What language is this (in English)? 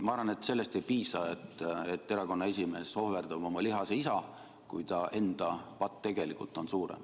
Estonian